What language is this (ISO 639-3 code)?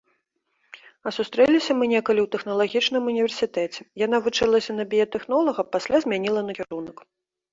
bel